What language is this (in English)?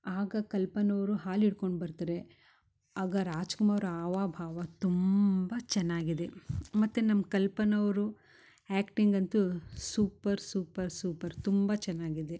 Kannada